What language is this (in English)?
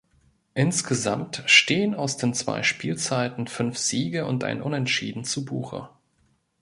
German